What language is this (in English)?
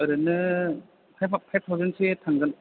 Bodo